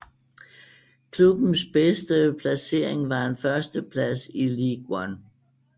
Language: Danish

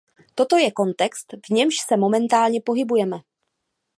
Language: Czech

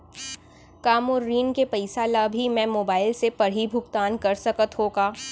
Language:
Chhattisgarhi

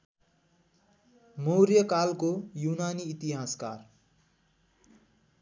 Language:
Nepali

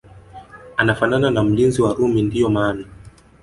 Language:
Swahili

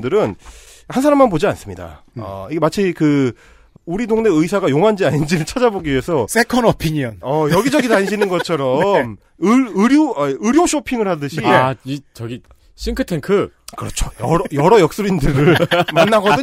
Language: Korean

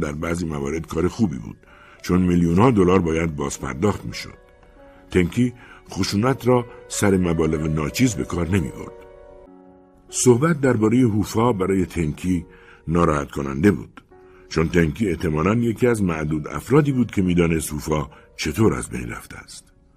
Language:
Persian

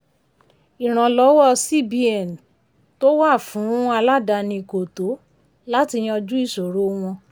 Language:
Yoruba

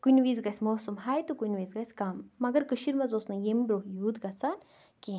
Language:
Kashmiri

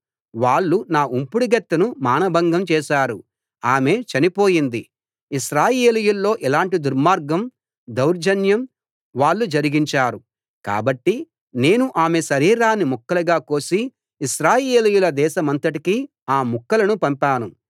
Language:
Telugu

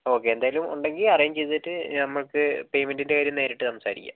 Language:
Malayalam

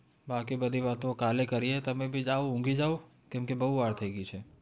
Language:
Gujarati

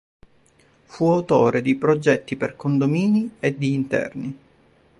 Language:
Italian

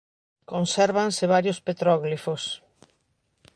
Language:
Galician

